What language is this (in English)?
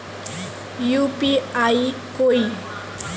Magahi